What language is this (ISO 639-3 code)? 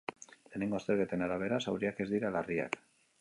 eus